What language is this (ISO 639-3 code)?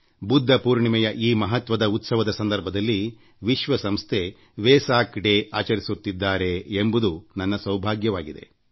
kan